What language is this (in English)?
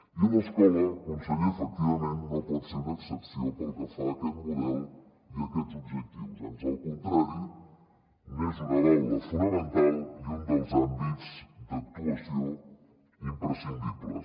Catalan